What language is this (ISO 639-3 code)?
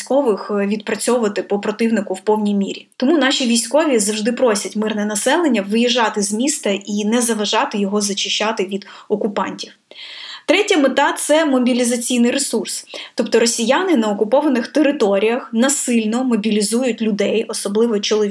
ukr